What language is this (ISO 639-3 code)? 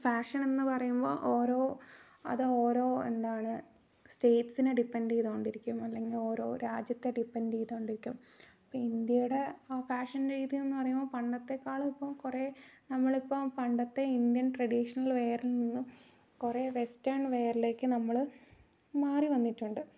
mal